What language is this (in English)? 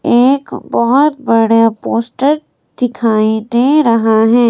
Hindi